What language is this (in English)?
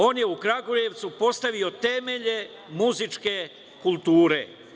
Serbian